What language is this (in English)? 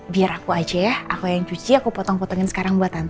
Indonesian